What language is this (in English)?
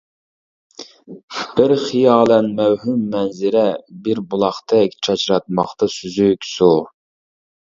Uyghur